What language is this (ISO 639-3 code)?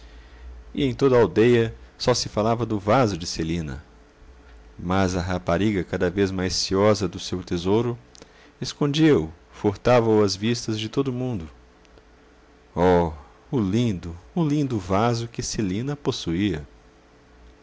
por